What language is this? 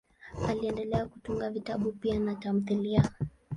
Swahili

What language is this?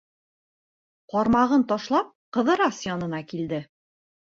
Bashkir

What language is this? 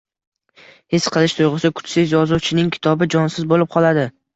Uzbek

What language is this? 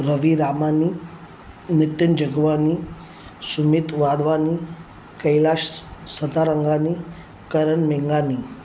Sindhi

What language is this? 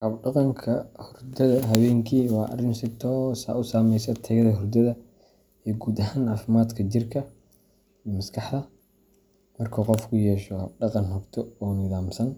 Somali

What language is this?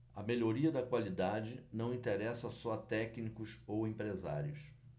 Portuguese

